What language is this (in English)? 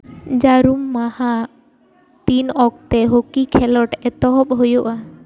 Santali